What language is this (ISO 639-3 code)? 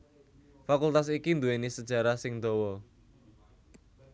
jav